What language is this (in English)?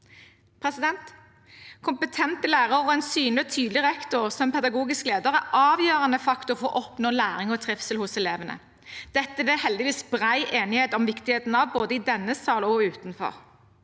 Norwegian